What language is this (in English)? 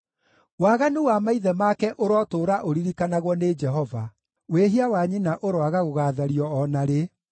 Kikuyu